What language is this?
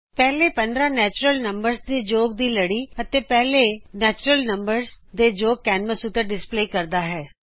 Punjabi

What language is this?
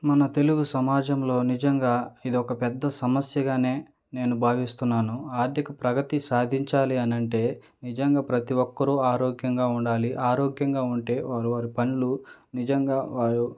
Telugu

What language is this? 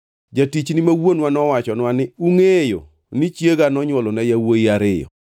Luo (Kenya and Tanzania)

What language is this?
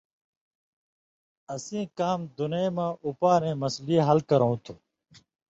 Indus Kohistani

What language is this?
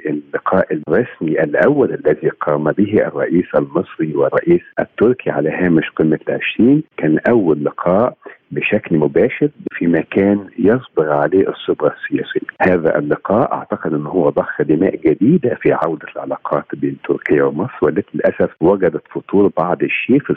Arabic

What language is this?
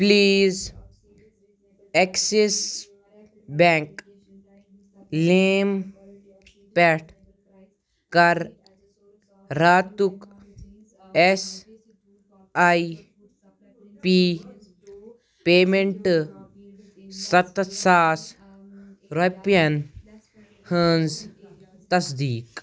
Kashmiri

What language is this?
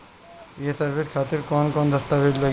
Bhojpuri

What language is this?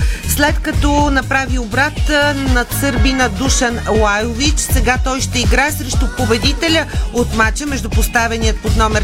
Bulgarian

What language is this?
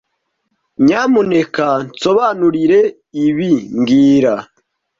Kinyarwanda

